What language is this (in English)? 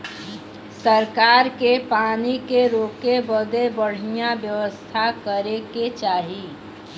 Bhojpuri